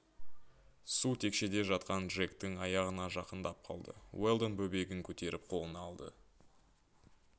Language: Kazakh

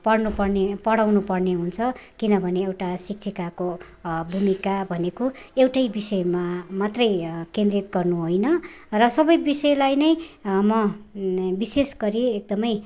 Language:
Nepali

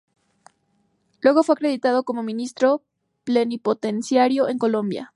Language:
Spanish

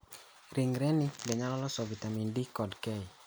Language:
Luo (Kenya and Tanzania)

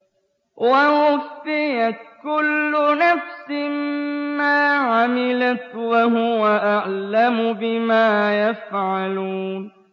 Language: Arabic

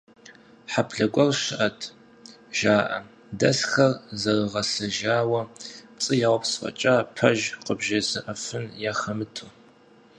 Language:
Kabardian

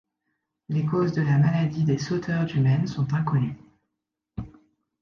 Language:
French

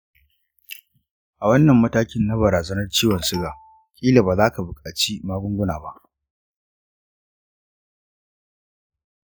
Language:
Hausa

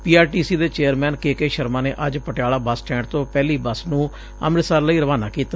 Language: Punjabi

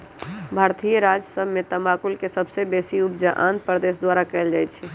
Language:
Magahi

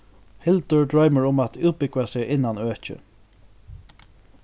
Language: Faroese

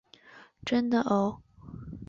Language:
Chinese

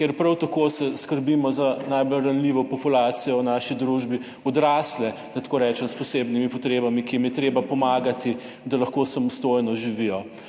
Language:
Slovenian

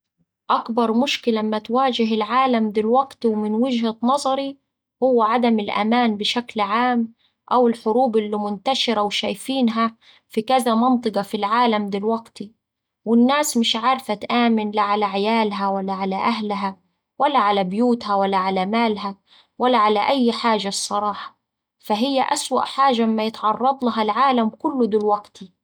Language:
Saidi Arabic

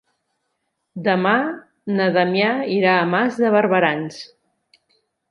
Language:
Catalan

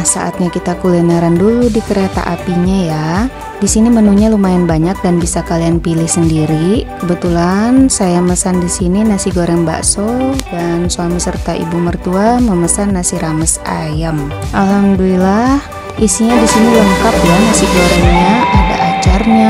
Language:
Indonesian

